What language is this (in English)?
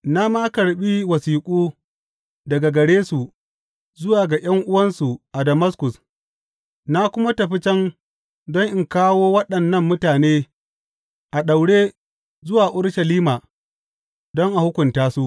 Hausa